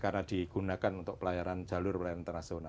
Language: Indonesian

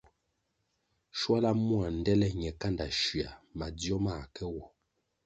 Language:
Kwasio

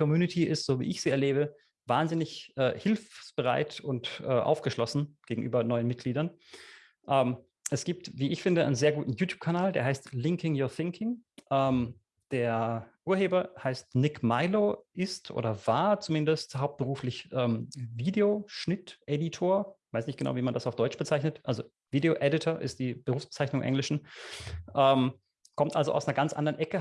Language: German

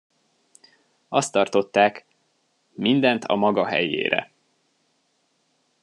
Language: Hungarian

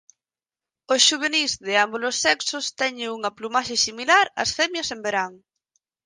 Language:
Galician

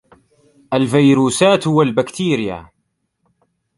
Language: Arabic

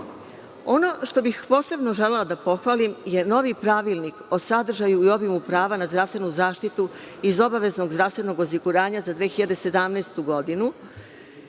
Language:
Serbian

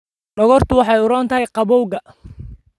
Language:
Somali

